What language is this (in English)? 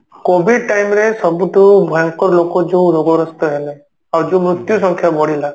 Odia